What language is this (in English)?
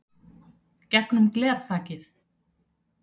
Icelandic